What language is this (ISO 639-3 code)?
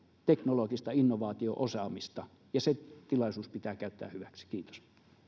fin